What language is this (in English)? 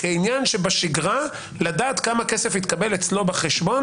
Hebrew